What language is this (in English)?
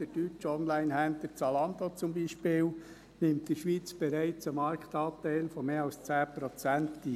Swiss German